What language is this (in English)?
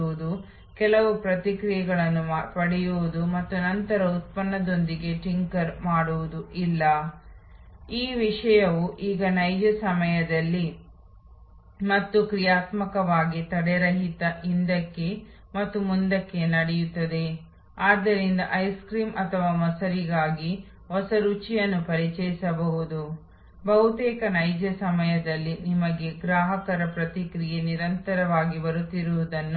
Kannada